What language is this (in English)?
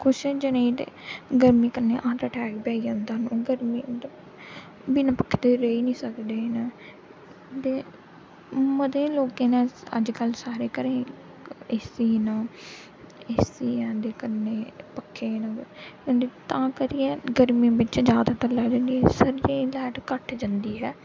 Dogri